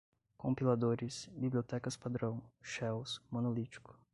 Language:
Portuguese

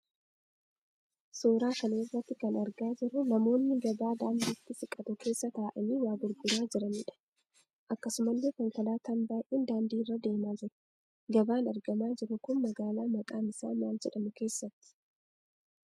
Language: Oromo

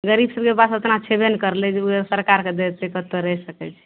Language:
Maithili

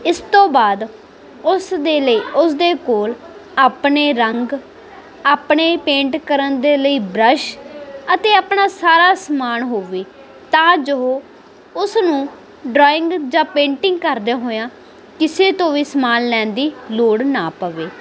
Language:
Punjabi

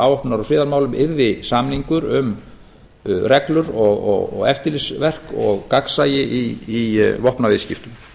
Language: Icelandic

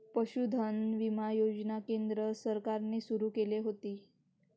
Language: Marathi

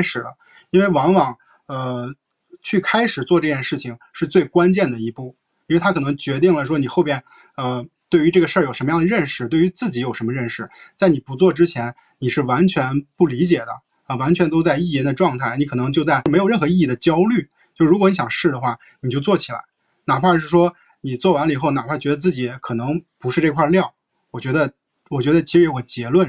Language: Chinese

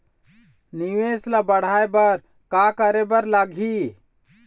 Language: Chhattisgarhi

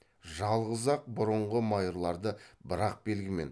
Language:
Kazakh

